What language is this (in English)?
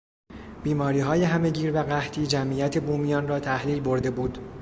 Persian